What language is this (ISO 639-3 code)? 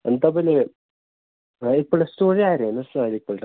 nep